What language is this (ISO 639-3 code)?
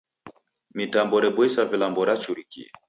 dav